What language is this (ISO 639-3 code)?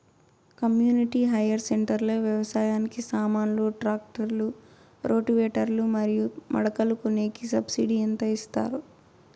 tel